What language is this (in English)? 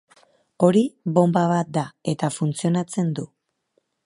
Basque